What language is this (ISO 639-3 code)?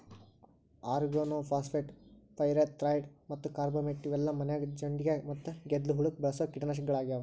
kan